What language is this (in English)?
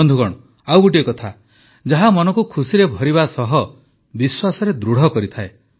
Odia